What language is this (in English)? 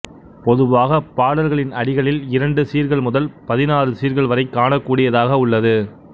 Tamil